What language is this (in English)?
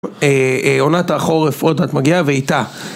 Hebrew